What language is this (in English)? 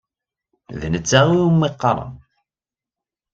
Kabyle